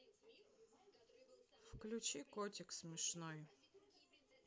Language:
Russian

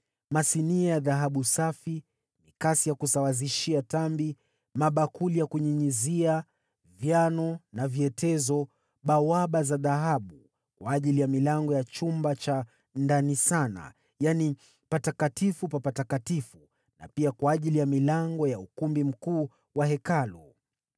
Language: Swahili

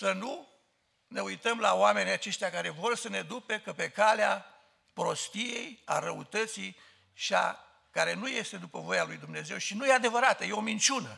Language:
Romanian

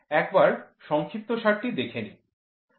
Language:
Bangla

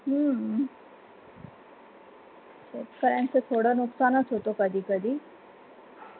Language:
Marathi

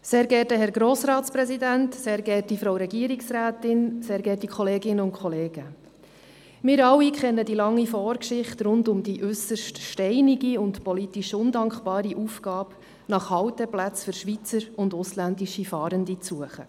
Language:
Swiss German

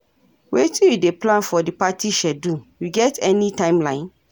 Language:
Nigerian Pidgin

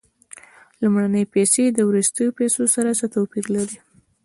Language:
Pashto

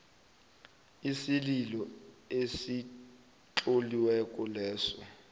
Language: South Ndebele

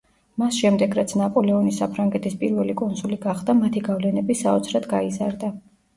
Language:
Georgian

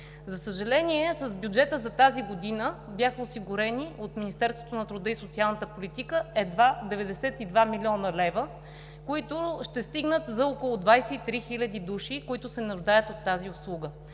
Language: Bulgarian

